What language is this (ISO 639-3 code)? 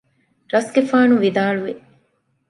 div